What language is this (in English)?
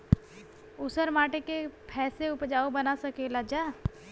Bhojpuri